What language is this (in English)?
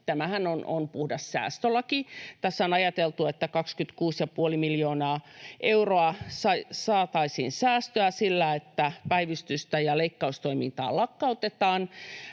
Finnish